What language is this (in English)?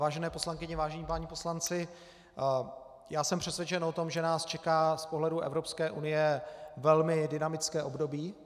Czech